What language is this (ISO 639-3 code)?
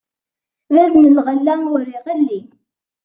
kab